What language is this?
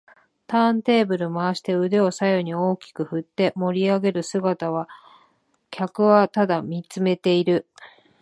Japanese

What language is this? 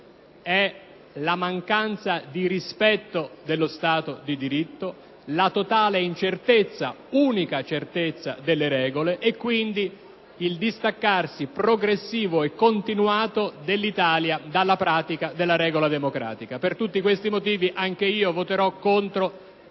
Italian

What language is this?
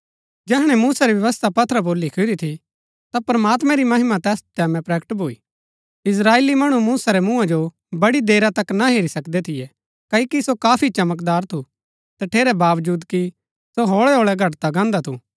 Gaddi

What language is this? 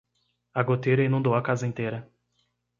Portuguese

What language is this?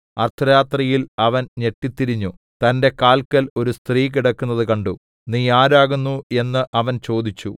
Malayalam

